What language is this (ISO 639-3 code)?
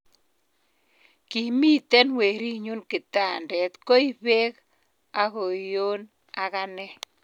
kln